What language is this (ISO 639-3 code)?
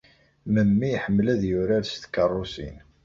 kab